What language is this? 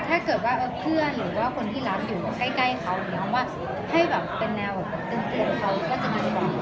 Thai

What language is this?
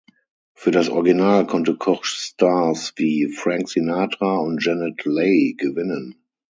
German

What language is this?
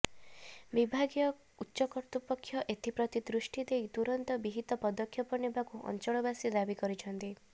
Odia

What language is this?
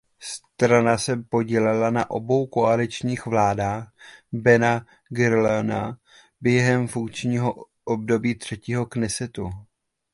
Czech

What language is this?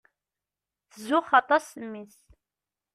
Kabyle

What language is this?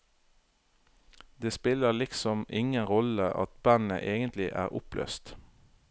Norwegian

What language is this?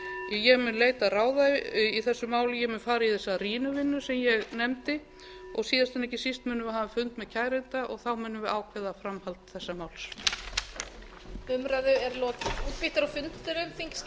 Icelandic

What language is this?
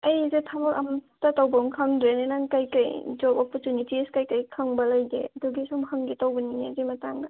Manipuri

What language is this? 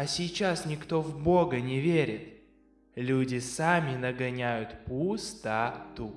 Russian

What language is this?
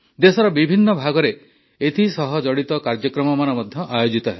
Odia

